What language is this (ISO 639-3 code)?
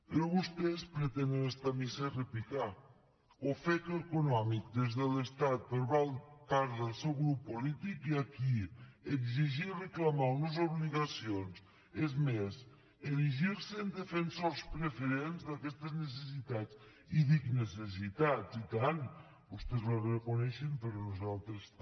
cat